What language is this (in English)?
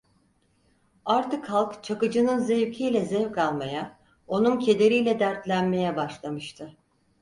Turkish